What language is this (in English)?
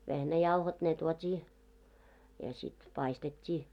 Finnish